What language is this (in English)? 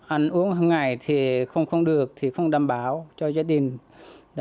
Vietnamese